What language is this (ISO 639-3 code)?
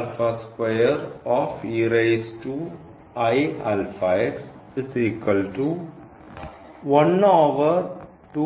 mal